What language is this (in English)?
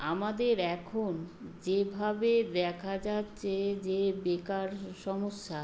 Bangla